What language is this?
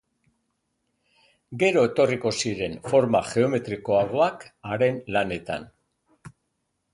Basque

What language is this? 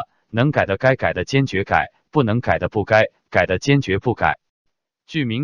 Chinese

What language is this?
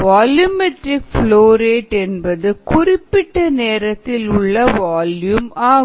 Tamil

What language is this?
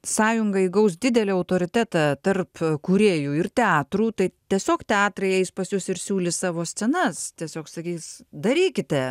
Lithuanian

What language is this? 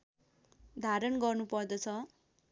Nepali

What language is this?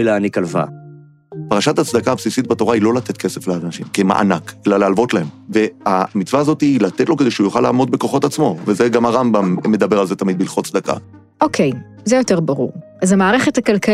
Hebrew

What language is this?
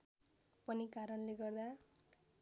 Nepali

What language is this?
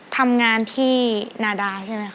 Thai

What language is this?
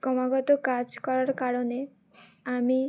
Bangla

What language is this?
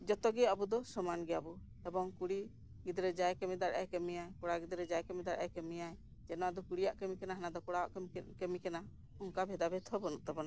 Santali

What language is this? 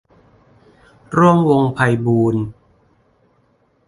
Thai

